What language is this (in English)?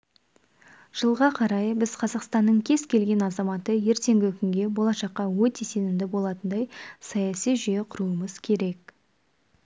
Kazakh